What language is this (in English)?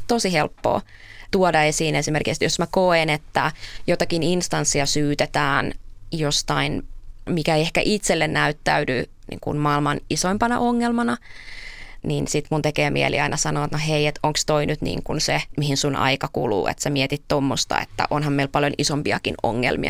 Finnish